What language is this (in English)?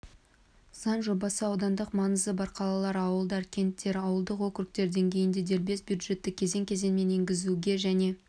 Kazakh